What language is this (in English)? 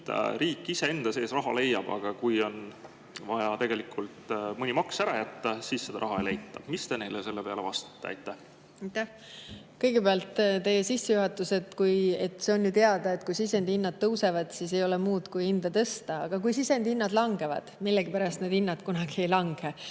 Estonian